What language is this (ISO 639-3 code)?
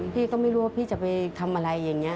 tha